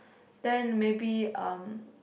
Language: English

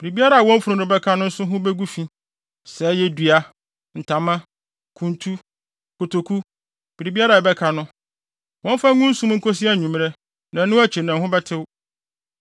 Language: Akan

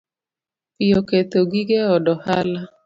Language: Luo (Kenya and Tanzania)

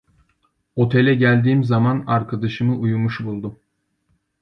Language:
Turkish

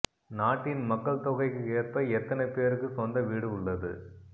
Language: Tamil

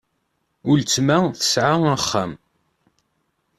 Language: Kabyle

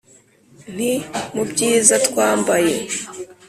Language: Kinyarwanda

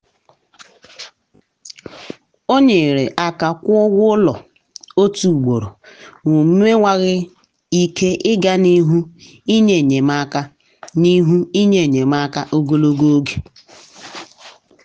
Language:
Igbo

